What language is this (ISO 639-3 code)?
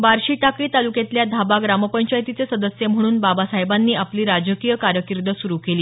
mar